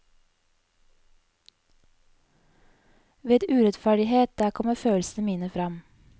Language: Norwegian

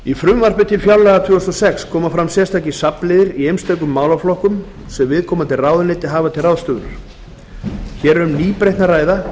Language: Icelandic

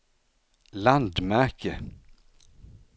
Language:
Swedish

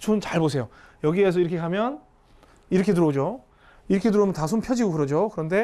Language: Korean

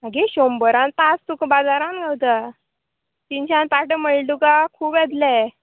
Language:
Konkani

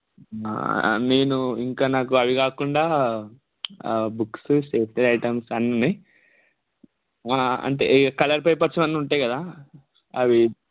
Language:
Telugu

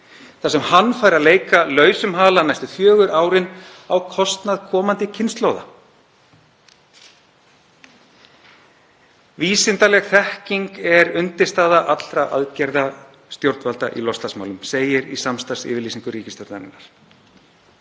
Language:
Icelandic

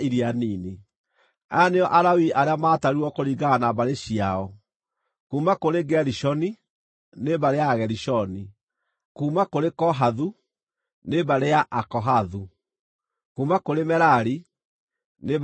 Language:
Kikuyu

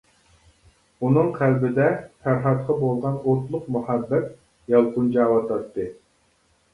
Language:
Uyghur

